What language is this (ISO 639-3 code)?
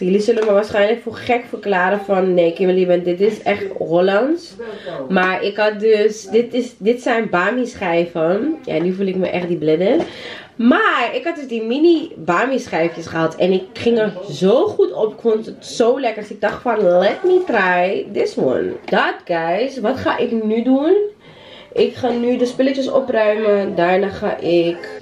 nld